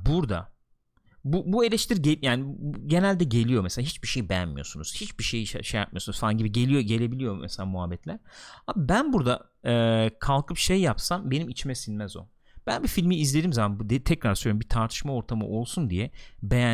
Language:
Turkish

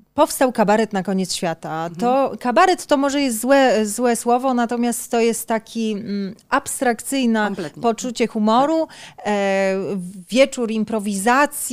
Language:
Polish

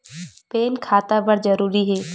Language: Chhattisgarhi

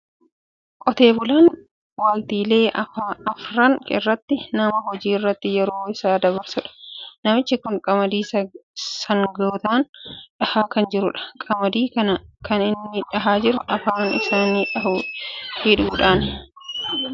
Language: Oromo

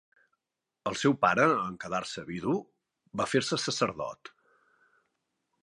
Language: Catalan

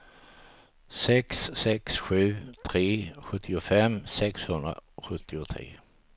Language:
Swedish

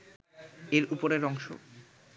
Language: Bangla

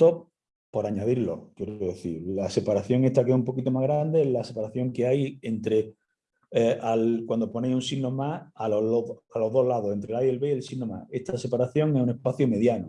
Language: Spanish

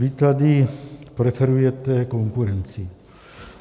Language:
Czech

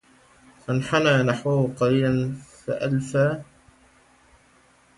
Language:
Arabic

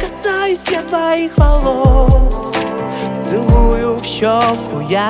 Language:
Russian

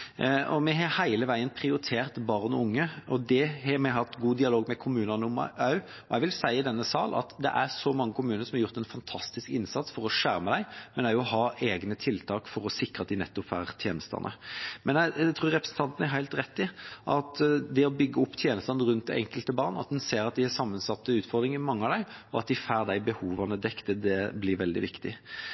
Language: Norwegian Bokmål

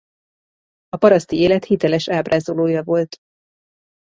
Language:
Hungarian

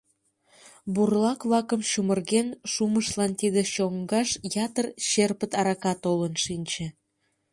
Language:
Mari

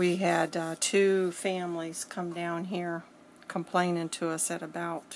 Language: English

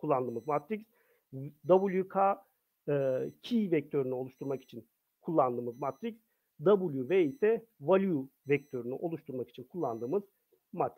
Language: Turkish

